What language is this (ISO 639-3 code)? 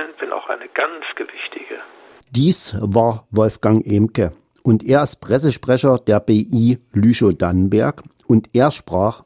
deu